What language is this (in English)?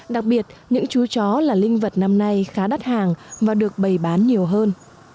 Vietnamese